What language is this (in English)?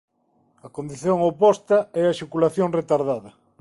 Galician